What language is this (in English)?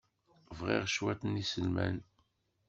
Kabyle